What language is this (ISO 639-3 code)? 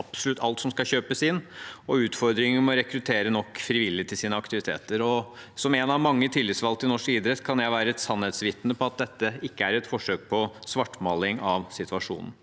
nor